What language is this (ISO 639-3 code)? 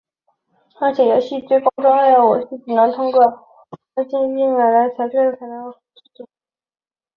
zho